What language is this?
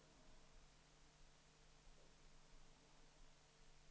Swedish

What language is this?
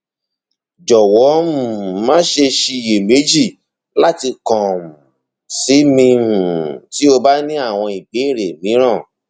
Yoruba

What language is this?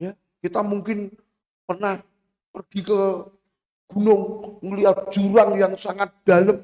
Indonesian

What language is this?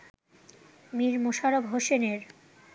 Bangla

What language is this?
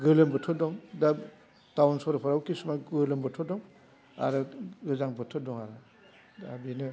Bodo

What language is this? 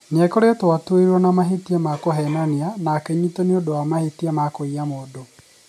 Kikuyu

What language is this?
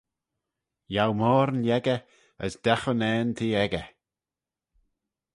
Manx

